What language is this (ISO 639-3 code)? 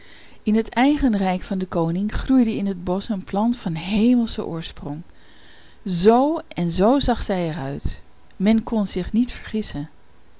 nld